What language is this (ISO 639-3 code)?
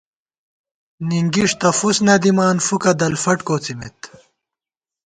gwt